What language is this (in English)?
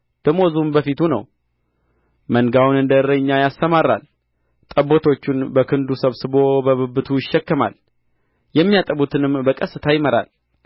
Amharic